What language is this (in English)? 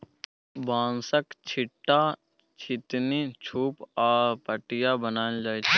Maithili